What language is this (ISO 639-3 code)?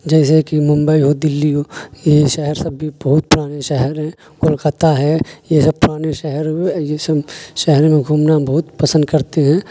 urd